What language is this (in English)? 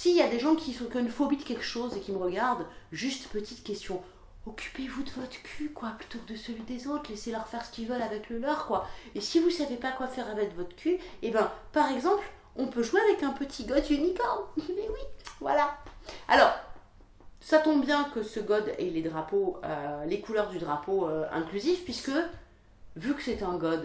French